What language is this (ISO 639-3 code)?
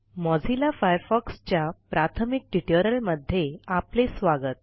mar